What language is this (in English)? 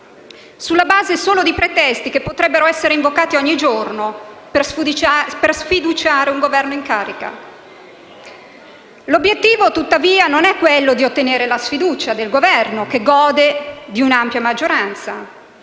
Italian